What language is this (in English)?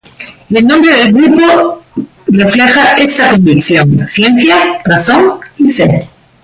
Spanish